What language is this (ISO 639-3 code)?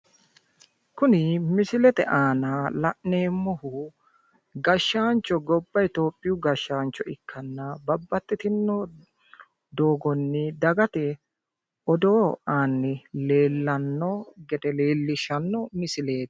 sid